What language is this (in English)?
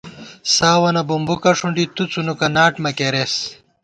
Gawar-Bati